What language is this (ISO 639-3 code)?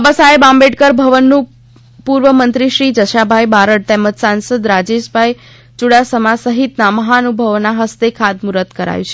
guj